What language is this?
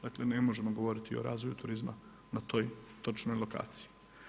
Croatian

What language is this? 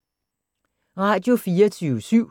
Danish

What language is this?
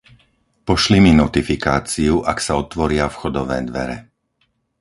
Slovak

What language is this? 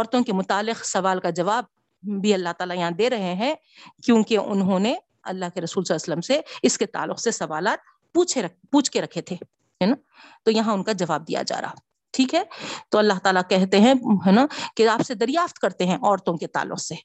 Urdu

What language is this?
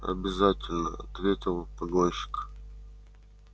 Russian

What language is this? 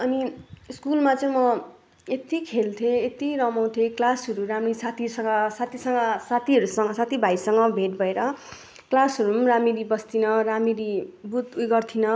Nepali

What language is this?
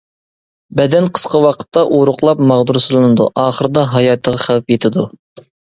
Uyghur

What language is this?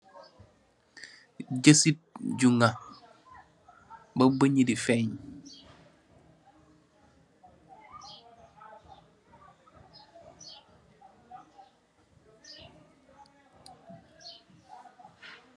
Wolof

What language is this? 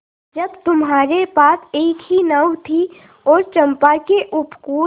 Hindi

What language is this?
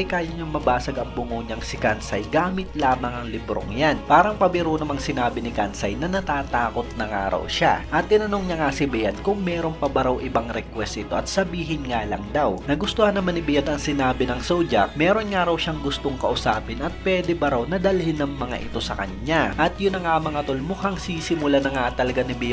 Filipino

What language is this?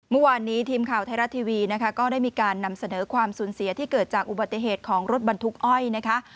Thai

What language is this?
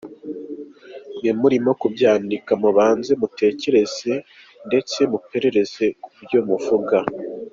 Kinyarwanda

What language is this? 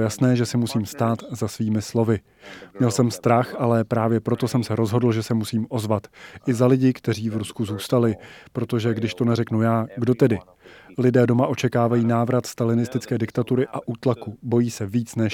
Czech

